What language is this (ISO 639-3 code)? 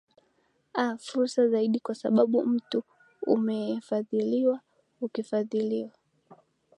swa